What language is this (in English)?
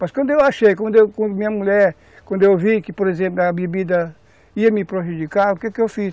Portuguese